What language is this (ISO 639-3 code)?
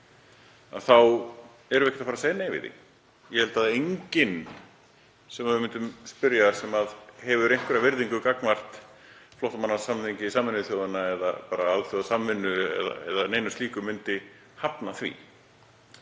isl